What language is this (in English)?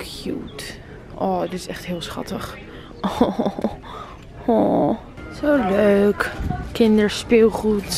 Dutch